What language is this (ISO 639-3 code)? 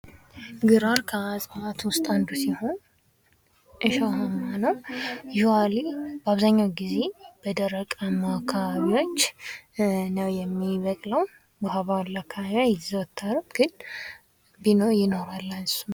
amh